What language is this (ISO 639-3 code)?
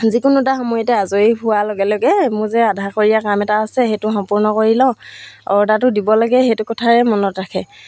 asm